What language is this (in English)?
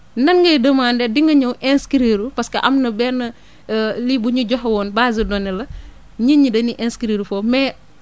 Wolof